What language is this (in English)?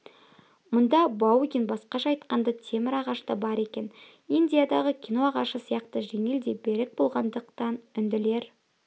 Kazakh